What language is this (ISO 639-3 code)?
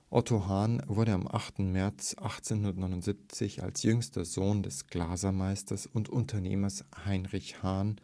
deu